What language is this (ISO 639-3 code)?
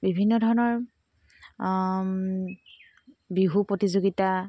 asm